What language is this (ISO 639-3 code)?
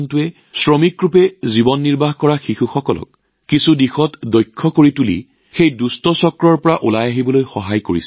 asm